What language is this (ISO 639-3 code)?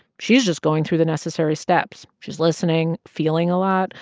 eng